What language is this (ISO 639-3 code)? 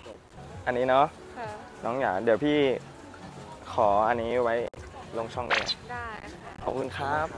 tha